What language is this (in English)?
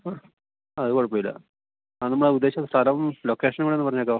Malayalam